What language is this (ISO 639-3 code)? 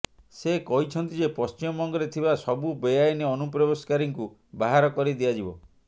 ori